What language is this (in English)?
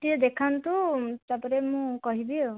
Odia